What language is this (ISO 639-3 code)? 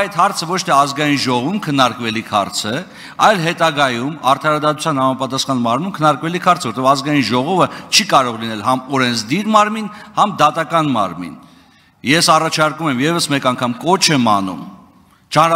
tur